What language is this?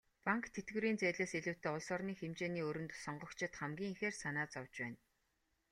Mongolian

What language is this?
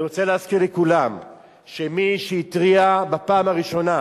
Hebrew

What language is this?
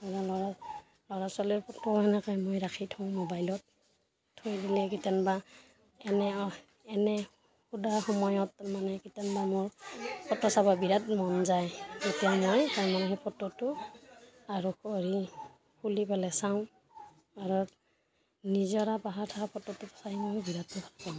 Assamese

